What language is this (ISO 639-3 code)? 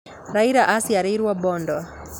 kik